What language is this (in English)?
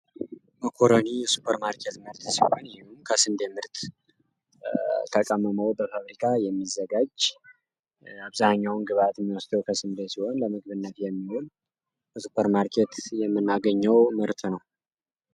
Amharic